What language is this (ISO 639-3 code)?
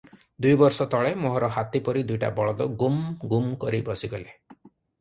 ori